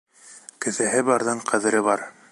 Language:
Bashkir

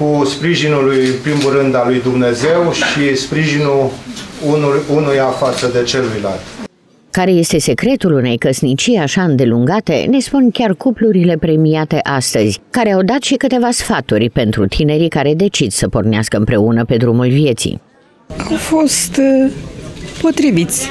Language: Romanian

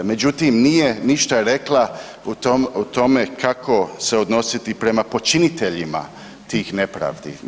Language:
Croatian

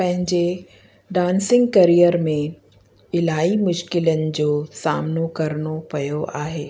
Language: Sindhi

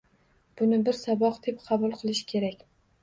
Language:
Uzbek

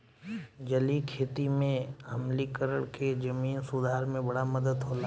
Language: Bhojpuri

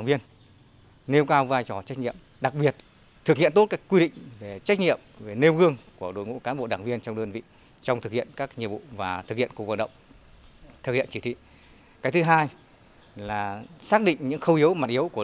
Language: Vietnamese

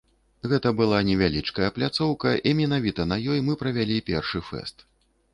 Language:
Belarusian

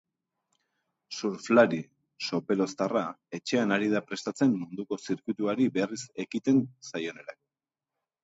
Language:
Basque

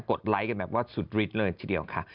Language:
Thai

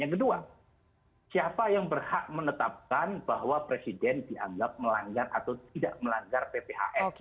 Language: Indonesian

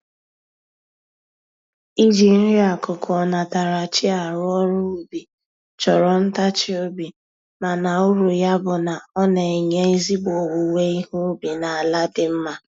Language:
Igbo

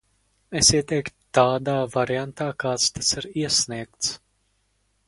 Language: Latvian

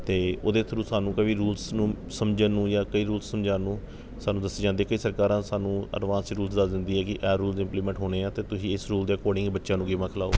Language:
Punjabi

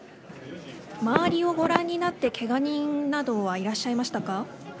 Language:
Japanese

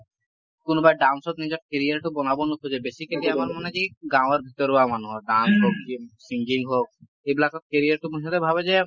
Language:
Assamese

